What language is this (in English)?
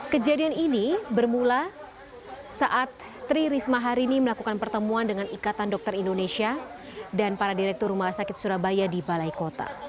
Indonesian